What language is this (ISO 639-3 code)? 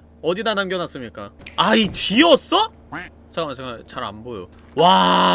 kor